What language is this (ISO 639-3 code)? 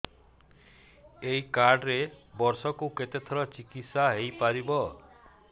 ori